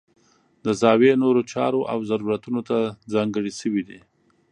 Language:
Pashto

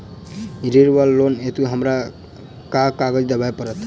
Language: Maithili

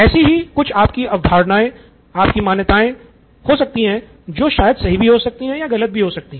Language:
Hindi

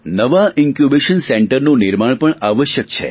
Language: Gujarati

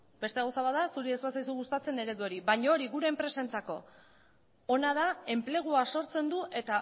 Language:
Basque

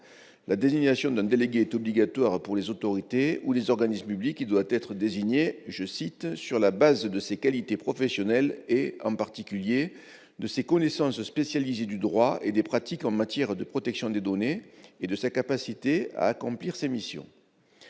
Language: French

